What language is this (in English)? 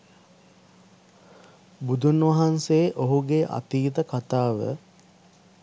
Sinhala